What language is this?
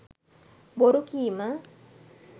Sinhala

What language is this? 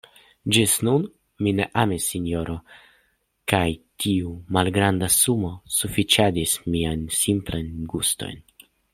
Esperanto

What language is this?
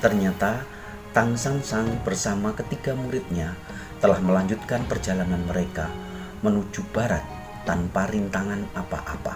Indonesian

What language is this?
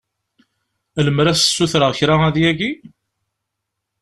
Kabyle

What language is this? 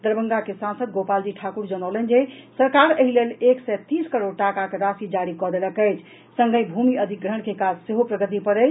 Maithili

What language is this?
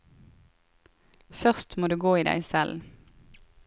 Norwegian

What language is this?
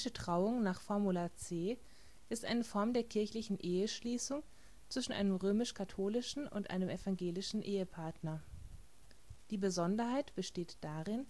German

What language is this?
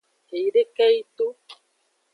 Aja (Benin)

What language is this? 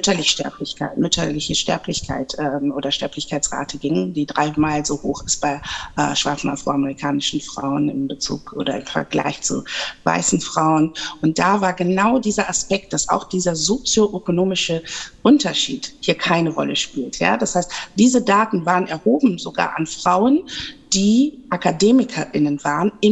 German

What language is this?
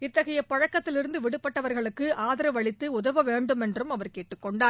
Tamil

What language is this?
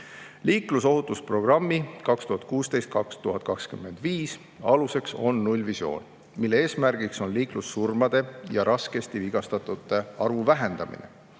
Estonian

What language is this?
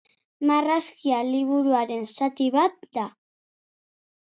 Basque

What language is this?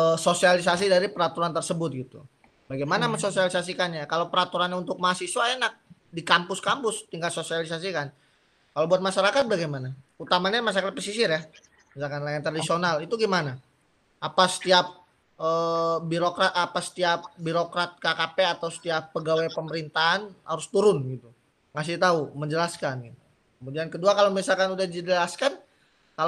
Indonesian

